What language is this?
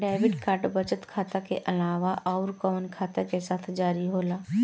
Bhojpuri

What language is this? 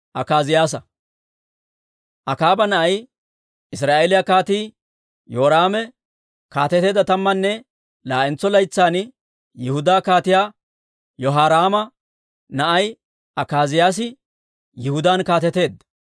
Dawro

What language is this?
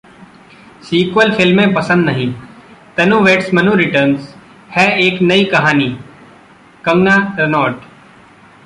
Hindi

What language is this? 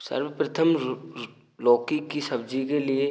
Hindi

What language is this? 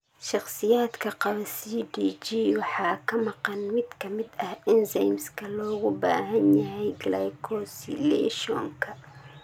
Somali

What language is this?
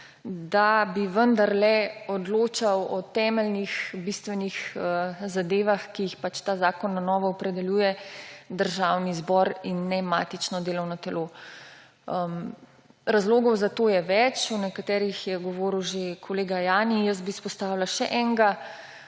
Slovenian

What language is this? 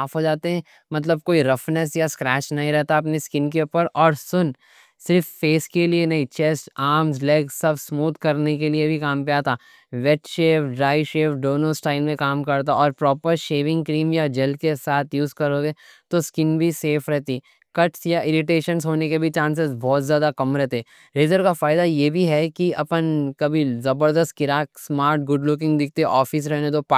Deccan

